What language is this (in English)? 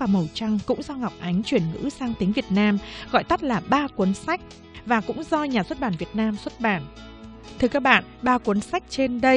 Vietnamese